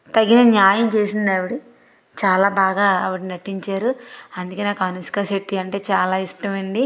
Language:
Telugu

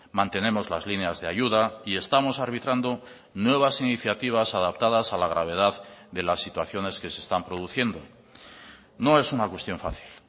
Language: Spanish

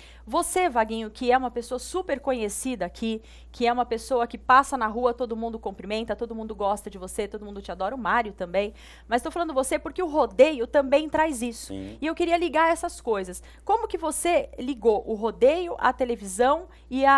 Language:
Portuguese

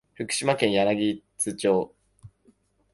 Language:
Japanese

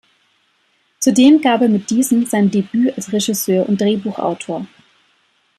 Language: German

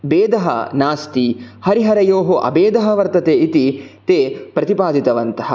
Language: Sanskrit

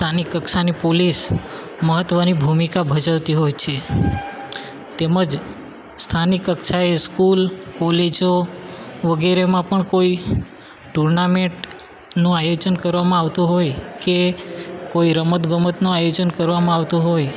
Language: Gujarati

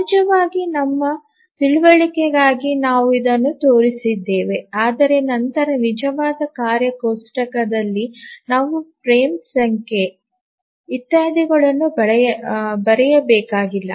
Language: Kannada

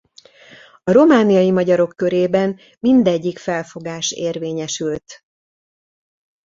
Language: Hungarian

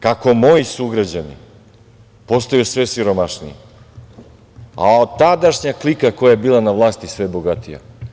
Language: Serbian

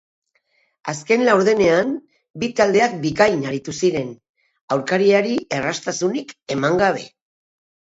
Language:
Basque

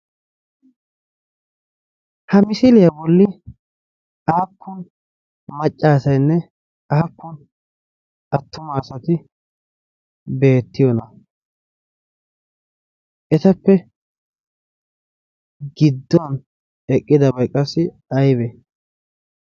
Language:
Wolaytta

